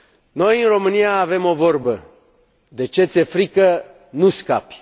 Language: Romanian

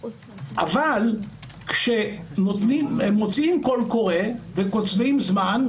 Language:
Hebrew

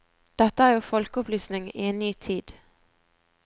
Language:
Norwegian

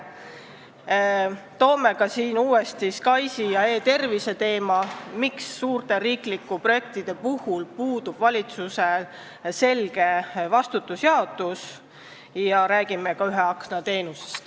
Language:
Estonian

